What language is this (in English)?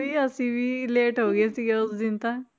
Punjabi